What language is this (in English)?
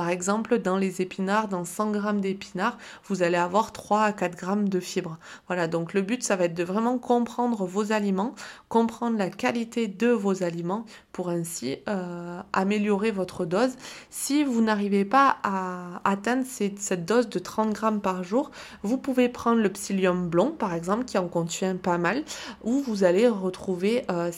French